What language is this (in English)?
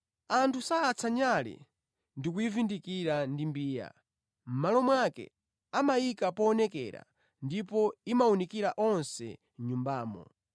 Nyanja